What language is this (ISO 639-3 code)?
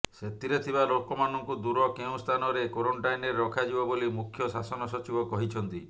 ori